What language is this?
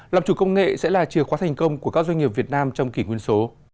Vietnamese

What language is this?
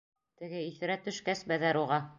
Bashkir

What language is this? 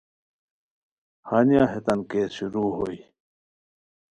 Khowar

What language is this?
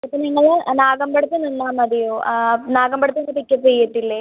Malayalam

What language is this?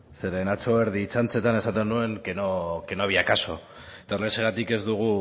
Basque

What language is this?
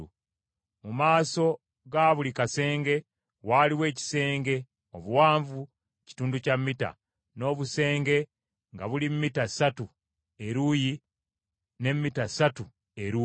Ganda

